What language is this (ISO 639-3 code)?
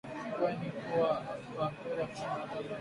swa